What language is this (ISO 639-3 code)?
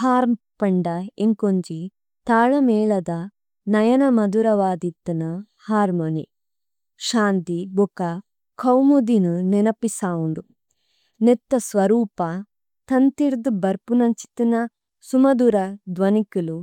tcy